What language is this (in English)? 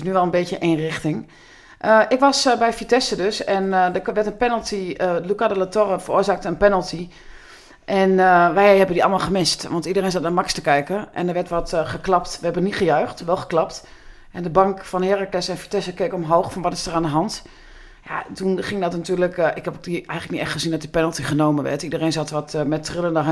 Dutch